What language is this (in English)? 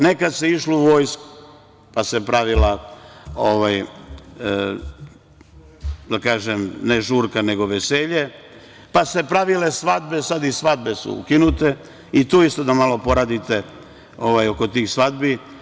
Serbian